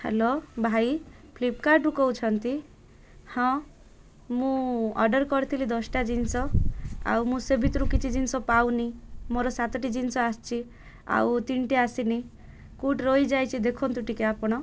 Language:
Odia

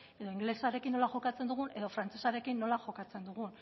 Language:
Basque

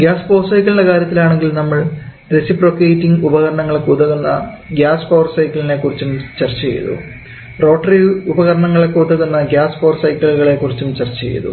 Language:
Malayalam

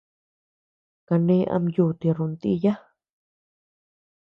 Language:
Tepeuxila Cuicatec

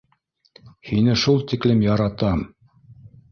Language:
Bashkir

